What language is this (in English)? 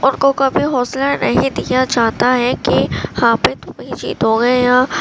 Urdu